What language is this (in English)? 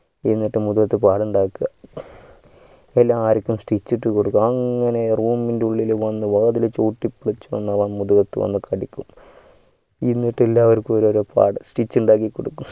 Malayalam